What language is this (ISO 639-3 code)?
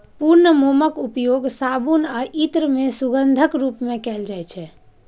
mai